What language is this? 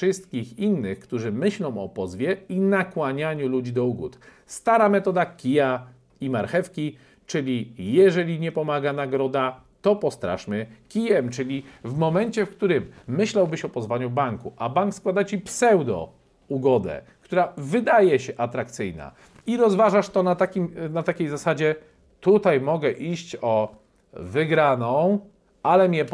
Polish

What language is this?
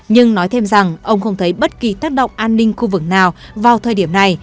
Vietnamese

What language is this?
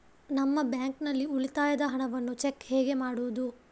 Kannada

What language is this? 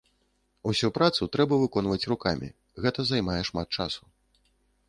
Belarusian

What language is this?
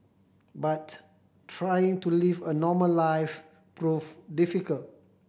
English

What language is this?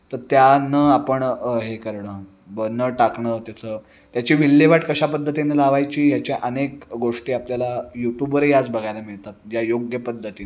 Marathi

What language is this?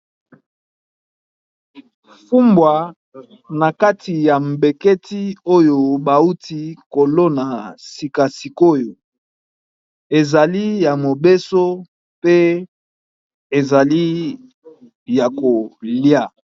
Lingala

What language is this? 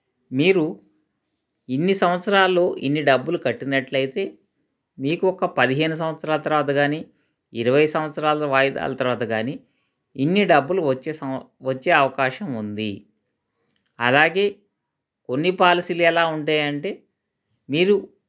Telugu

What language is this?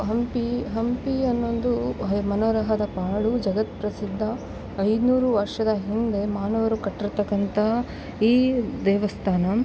Kannada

